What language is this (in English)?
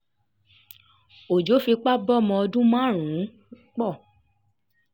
Yoruba